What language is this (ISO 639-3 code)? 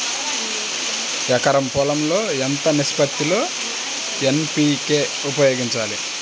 tel